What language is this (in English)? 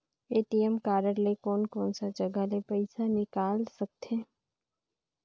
Chhattisgarhi